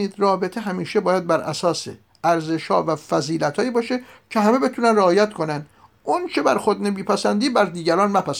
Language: Persian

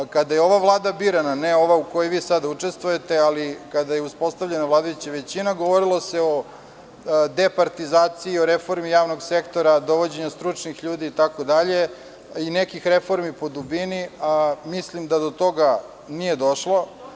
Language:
Serbian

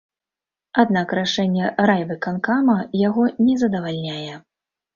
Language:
Belarusian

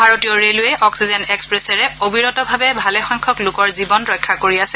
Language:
Assamese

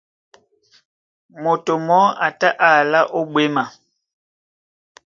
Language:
Duala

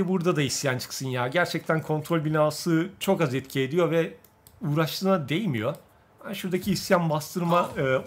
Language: Turkish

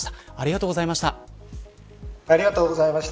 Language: Japanese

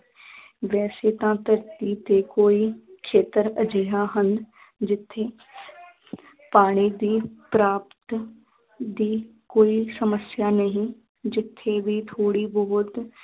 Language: Punjabi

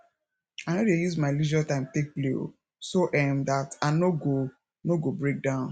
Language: Nigerian Pidgin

